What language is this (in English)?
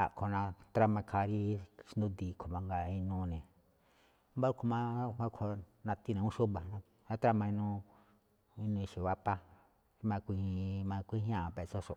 Malinaltepec Me'phaa